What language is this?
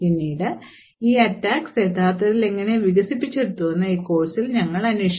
Malayalam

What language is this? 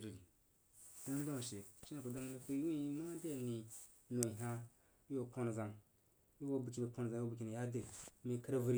Jiba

